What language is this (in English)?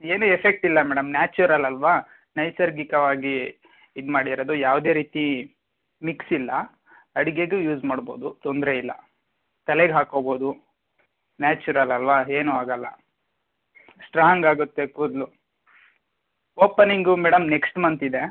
Kannada